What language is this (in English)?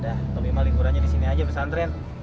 Indonesian